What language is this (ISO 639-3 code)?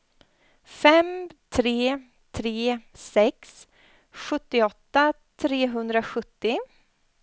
swe